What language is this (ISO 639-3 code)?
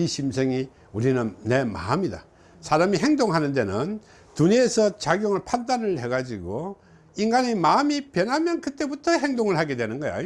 kor